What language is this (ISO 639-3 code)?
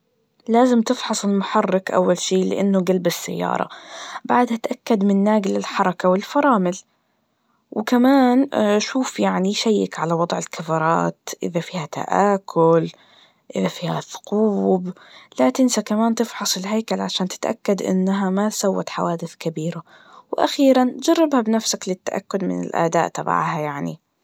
ars